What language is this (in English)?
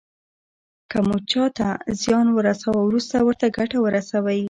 Pashto